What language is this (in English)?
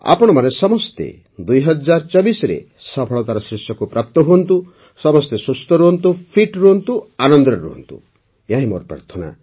Odia